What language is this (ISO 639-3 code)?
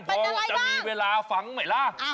tha